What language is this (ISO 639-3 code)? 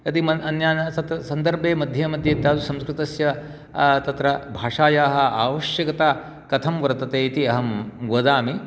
san